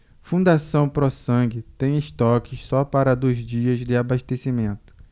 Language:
Portuguese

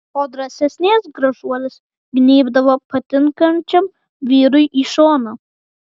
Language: Lithuanian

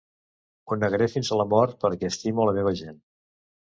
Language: Catalan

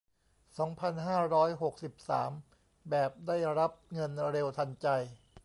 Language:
Thai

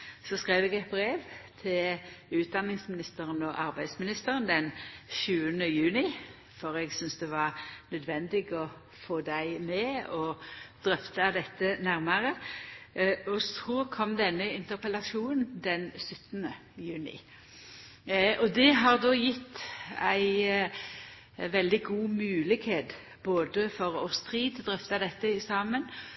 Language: Norwegian Nynorsk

